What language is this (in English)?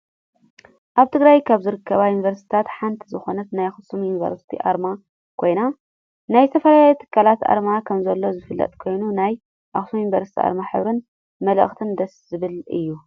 Tigrinya